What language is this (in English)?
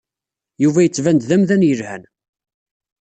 Kabyle